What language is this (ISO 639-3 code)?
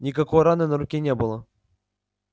rus